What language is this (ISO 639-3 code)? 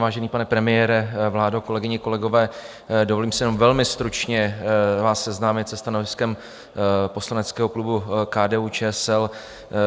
ces